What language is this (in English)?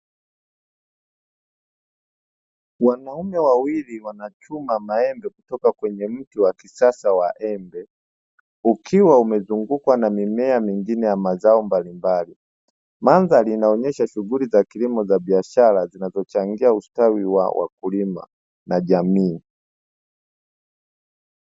Swahili